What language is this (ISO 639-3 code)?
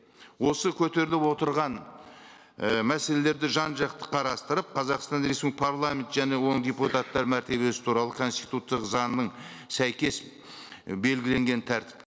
kaz